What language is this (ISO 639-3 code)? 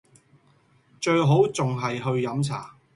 yue